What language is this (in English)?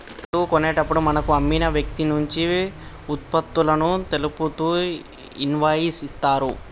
Telugu